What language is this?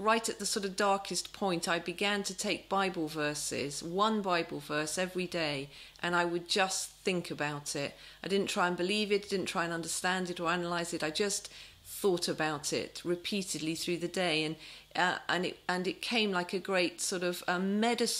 English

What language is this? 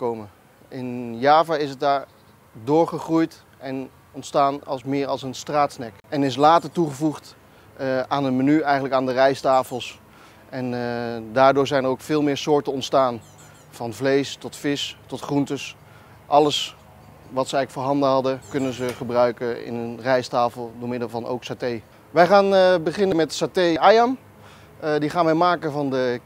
Dutch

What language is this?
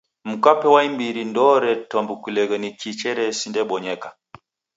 Taita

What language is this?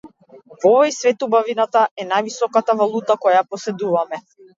Macedonian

